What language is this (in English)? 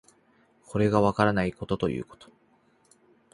Japanese